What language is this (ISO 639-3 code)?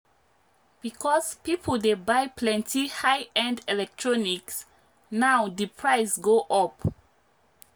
pcm